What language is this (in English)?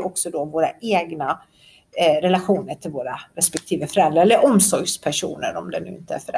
Swedish